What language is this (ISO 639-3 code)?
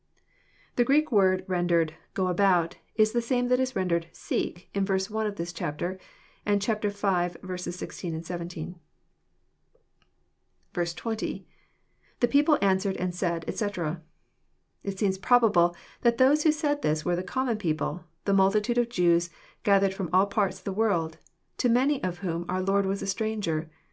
eng